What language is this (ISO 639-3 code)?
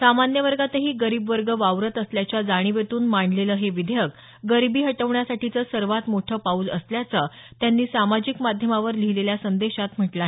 mar